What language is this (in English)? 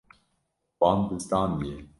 Kurdish